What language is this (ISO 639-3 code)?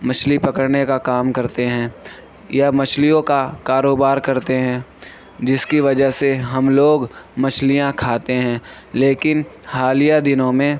urd